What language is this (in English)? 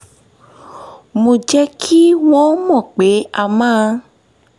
Yoruba